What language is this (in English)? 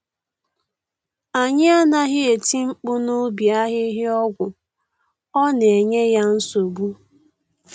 Igbo